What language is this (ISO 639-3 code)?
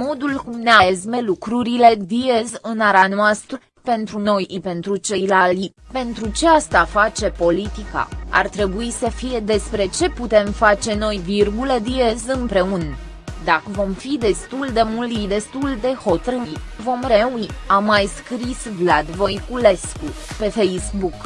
ron